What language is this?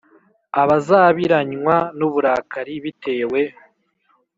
Kinyarwanda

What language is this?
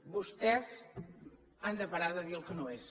Catalan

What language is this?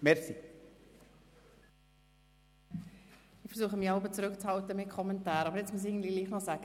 Swiss German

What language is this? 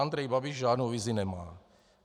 Czech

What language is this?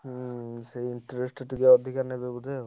Odia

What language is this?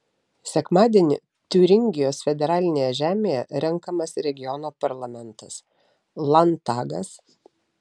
Lithuanian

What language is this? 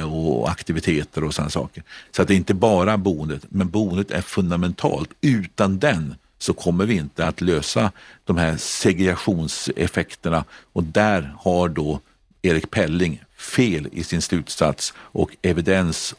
Swedish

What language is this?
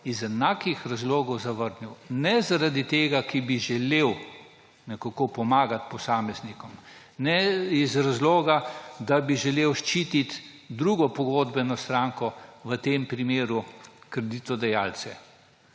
Slovenian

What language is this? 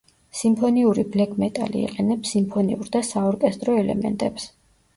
Georgian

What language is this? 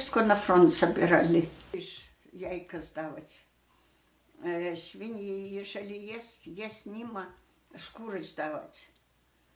Polish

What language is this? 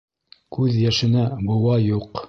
Bashkir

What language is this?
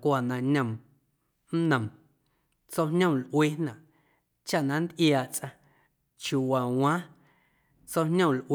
Guerrero Amuzgo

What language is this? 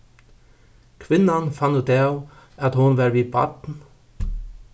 Faroese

